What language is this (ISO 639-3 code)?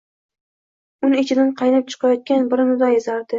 uzb